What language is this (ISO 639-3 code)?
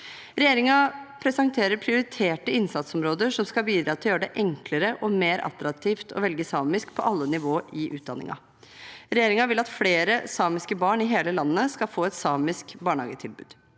nor